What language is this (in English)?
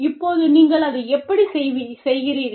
Tamil